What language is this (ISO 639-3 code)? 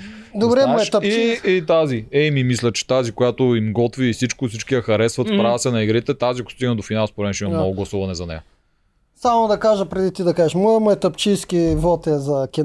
bul